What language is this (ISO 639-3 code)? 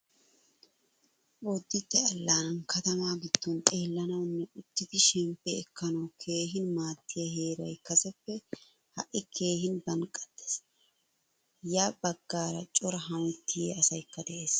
wal